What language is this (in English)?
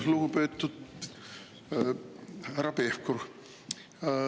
Estonian